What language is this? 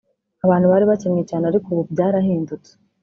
Kinyarwanda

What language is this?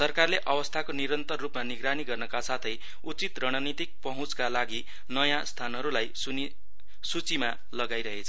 Nepali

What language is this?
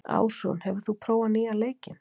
Icelandic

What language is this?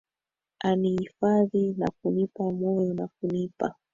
Swahili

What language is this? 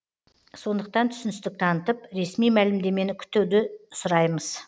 Kazakh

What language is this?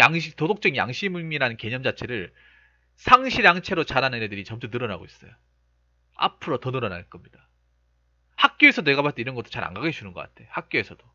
Korean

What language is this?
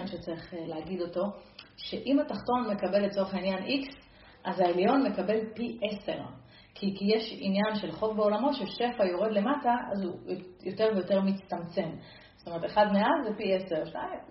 Hebrew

